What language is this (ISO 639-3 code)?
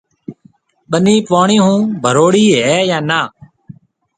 mve